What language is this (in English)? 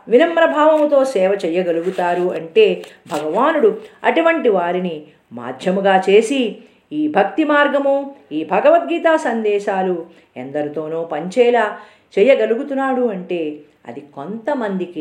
Telugu